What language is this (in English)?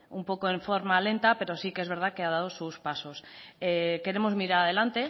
Spanish